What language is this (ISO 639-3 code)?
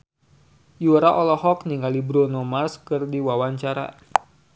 sun